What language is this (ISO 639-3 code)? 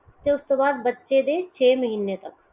pan